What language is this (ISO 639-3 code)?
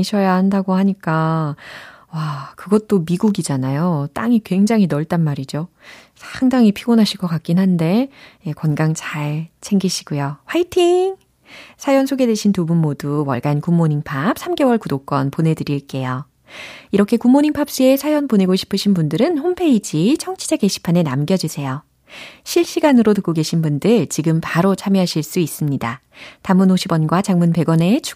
kor